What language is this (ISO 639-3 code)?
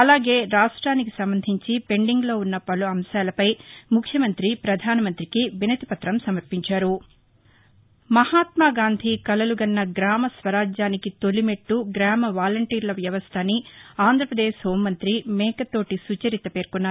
tel